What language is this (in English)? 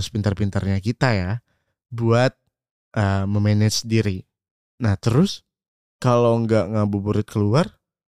Indonesian